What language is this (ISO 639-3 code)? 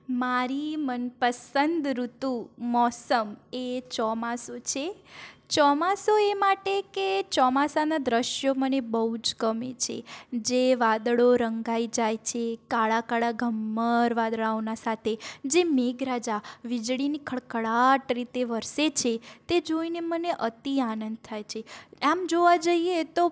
guj